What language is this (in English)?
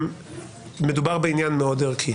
Hebrew